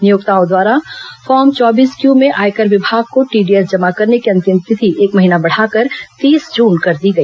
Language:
Hindi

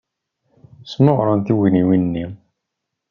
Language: Kabyle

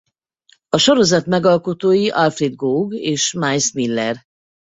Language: Hungarian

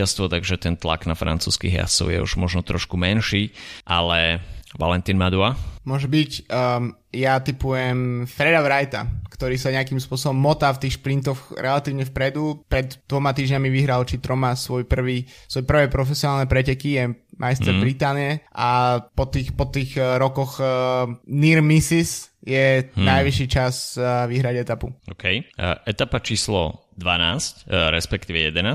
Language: Slovak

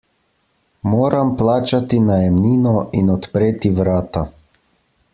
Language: Slovenian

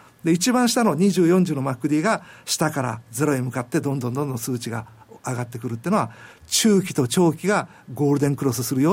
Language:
Japanese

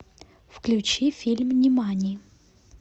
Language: Russian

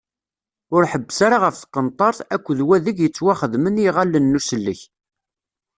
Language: Kabyle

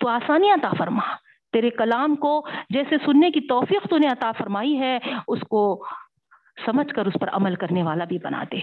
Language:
Urdu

